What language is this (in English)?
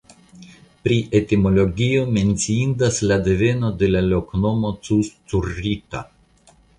Esperanto